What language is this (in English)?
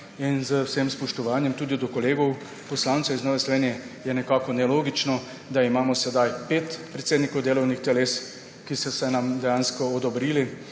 Slovenian